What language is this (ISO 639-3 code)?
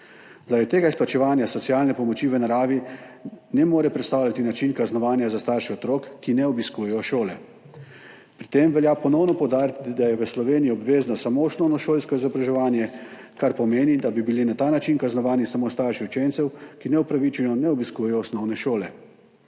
slv